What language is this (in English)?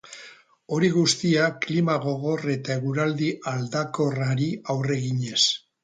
Basque